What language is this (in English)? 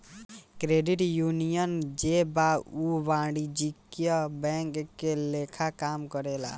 Bhojpuri